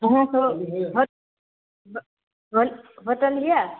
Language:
Maithili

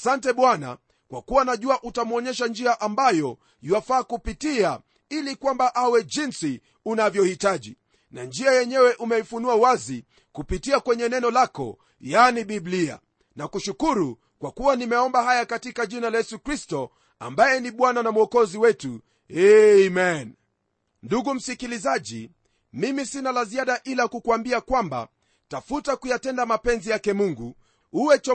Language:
Swahili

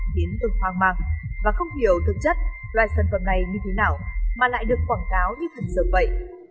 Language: Vietnamese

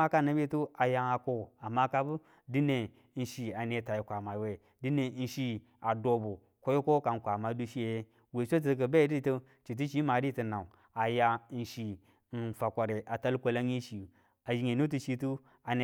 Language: Tula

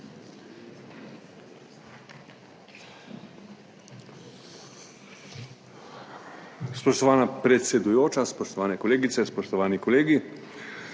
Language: Slovenian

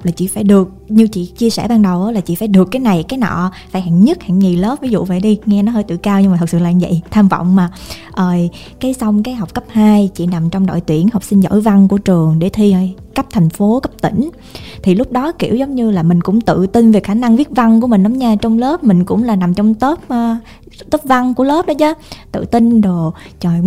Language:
Vietnamese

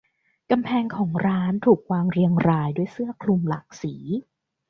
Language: Thai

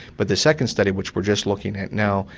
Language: English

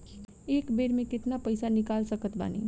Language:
Bhojpuri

